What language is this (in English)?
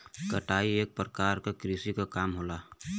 Bhojpuri